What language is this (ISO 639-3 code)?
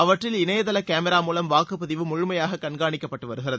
tam